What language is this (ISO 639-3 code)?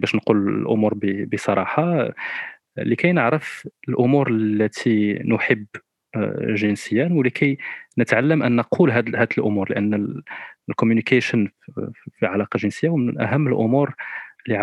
ara